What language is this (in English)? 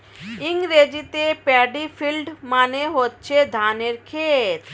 Bangla